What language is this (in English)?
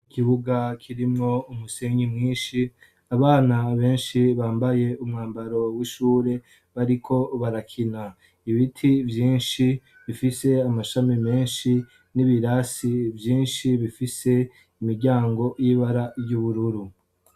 Rundi